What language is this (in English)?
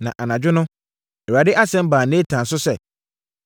Akan